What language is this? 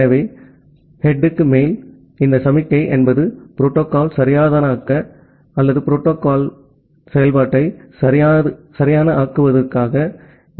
Tamil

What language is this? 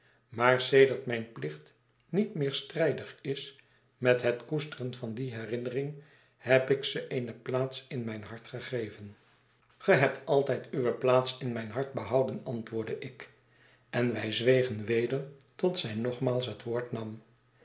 Dutch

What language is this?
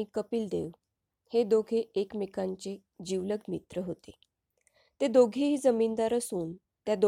Marathi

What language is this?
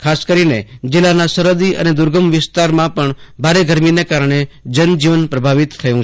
Gujarati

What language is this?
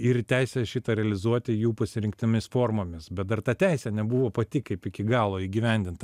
Lithuanian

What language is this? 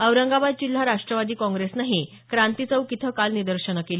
Marathi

